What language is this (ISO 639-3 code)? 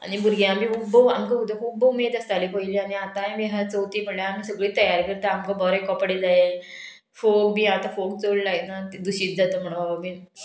kok